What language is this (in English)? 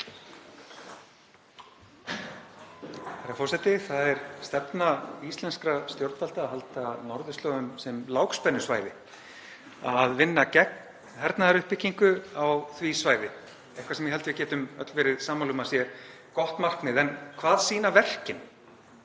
Icelandic